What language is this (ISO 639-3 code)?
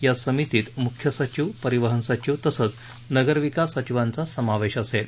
mar